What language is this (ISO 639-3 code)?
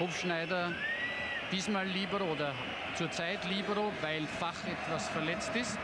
deu